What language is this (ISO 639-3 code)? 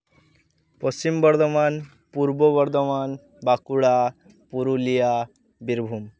sat